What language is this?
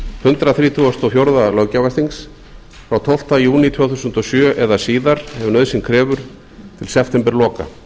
Icelandic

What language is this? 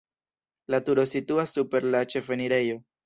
Esperanto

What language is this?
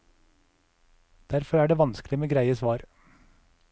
Norwegian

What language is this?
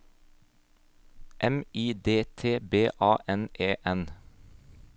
Norwegian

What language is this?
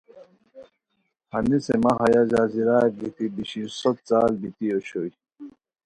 Khowar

